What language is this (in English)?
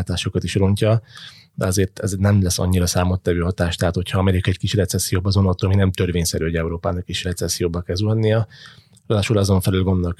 Hungarian